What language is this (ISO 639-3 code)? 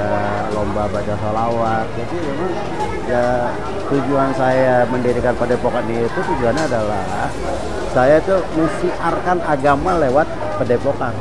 ind